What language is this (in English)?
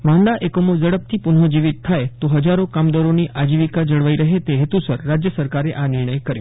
Gujarati